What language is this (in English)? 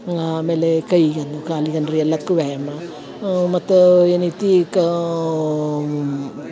Kannada